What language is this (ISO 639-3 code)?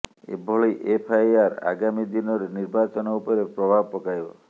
ori